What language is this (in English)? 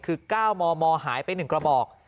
Thai